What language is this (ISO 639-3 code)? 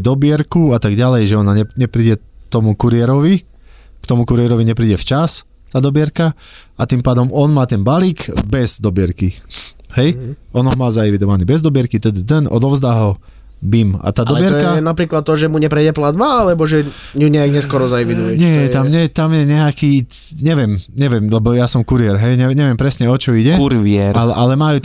slk